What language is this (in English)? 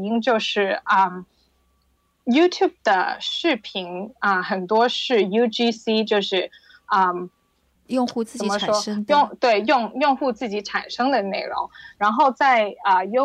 Chinese